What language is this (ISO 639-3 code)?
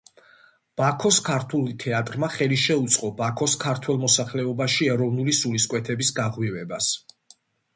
kat